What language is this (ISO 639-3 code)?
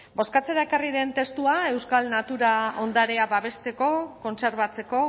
eus